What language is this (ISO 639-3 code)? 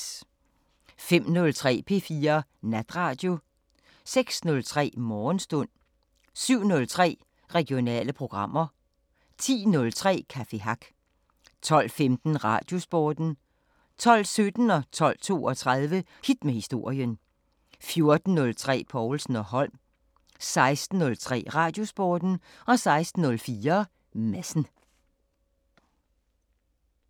dan